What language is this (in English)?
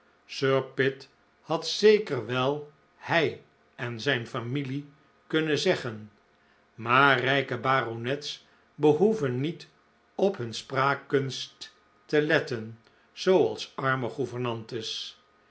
Dutch